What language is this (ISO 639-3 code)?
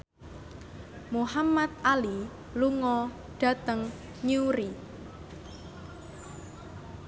jav